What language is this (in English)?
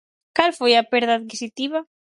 Galician